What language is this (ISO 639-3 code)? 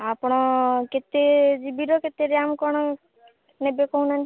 ori